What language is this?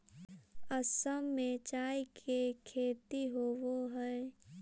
Magahi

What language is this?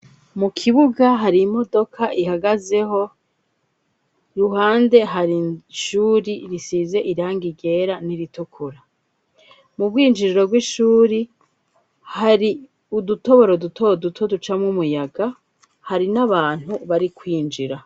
Rundi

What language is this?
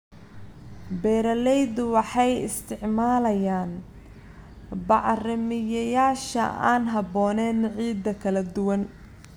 Somali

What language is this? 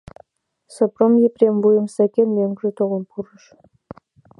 Mari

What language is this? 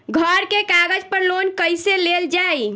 Bhojpuri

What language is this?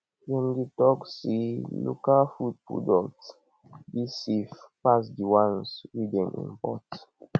Nigerian Pidgin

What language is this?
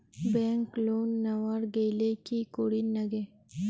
Bangla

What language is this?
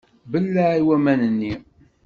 Kabyle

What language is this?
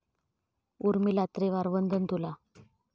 Marathi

